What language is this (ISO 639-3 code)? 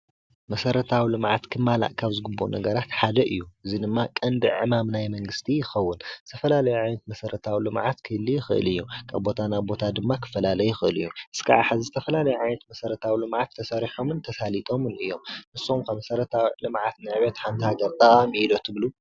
tir